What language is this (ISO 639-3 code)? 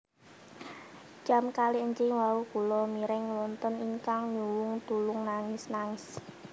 jav